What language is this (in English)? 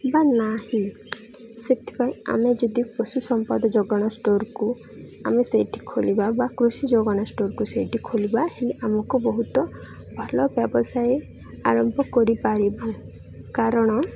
Odia